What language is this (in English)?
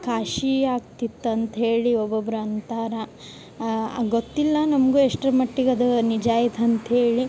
Kannada